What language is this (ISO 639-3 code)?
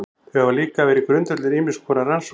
isl